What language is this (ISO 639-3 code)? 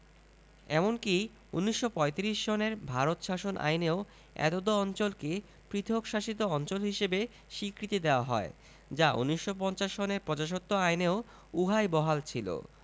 ben